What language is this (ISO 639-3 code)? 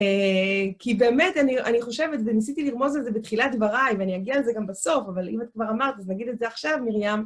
heb